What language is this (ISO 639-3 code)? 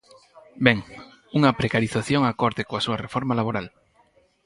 glg